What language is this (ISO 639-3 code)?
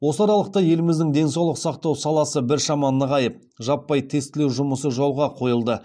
kaz